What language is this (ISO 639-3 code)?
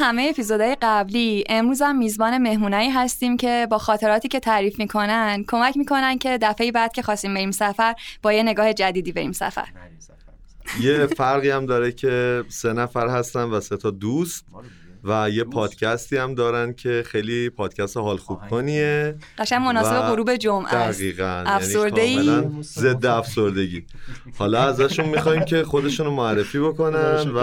fas